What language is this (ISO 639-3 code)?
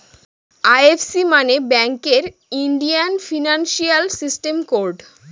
ben